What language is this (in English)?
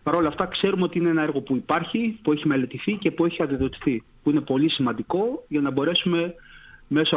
Greek